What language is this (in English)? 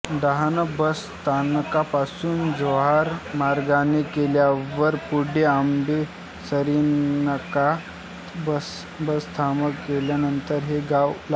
Marathi